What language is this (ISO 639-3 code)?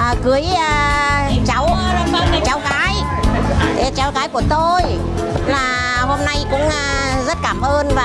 vie